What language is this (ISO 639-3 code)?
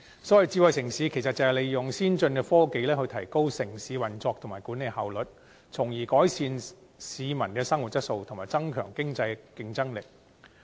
yue